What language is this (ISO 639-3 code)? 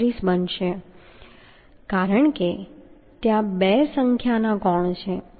guj